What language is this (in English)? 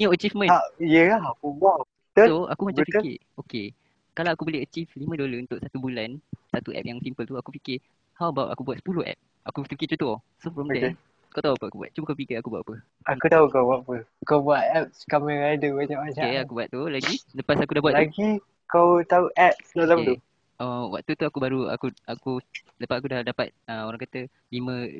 Malay